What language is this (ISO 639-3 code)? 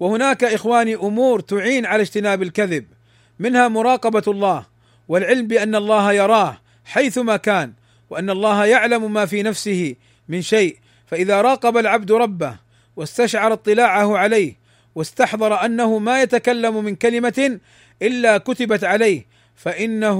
ara